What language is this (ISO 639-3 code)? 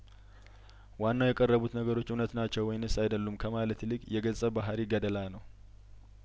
amh